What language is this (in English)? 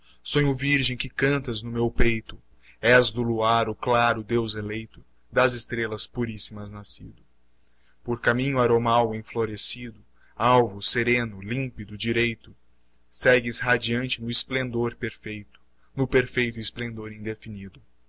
Portuguese